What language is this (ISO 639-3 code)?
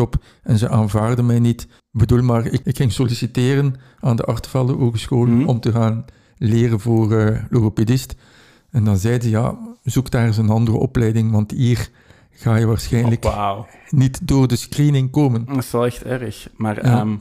nld